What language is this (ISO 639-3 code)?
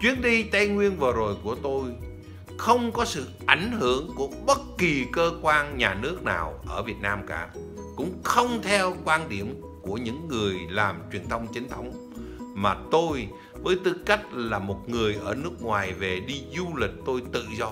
vie